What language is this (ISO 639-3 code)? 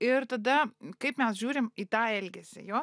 lit